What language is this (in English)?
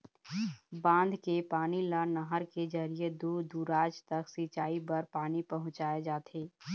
Chhattisgarhi